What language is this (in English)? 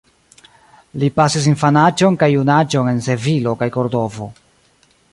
Esperanto